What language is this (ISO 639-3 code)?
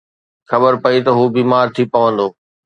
snd